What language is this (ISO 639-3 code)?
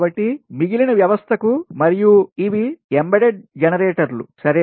tel